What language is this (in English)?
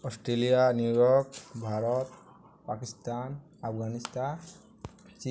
Odia